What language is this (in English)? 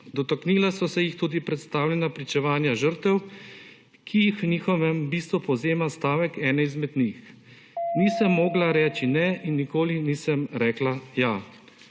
Slovenian